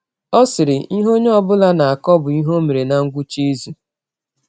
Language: Igbo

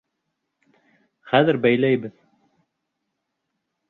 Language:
Bashkir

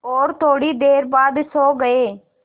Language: Hindi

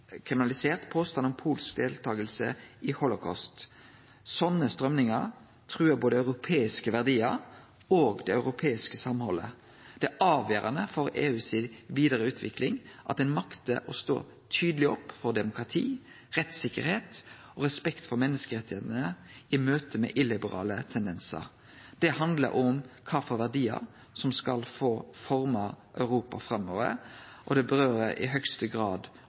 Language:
Norwegian Nynorsk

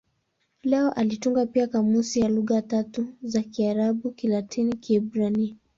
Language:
Swahili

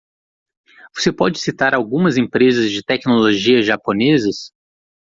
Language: Portuguese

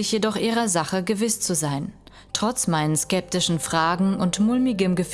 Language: German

